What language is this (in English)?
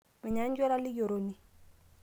Masai